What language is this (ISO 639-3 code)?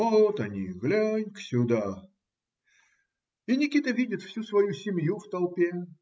rus